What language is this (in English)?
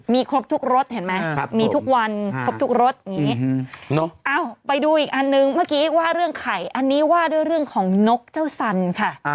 Thai